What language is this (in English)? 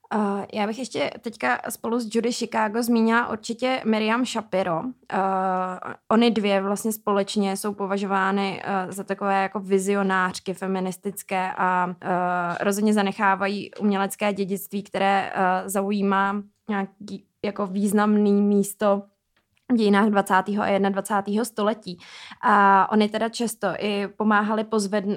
Czech